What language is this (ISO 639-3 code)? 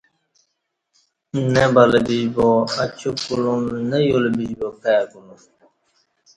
bsh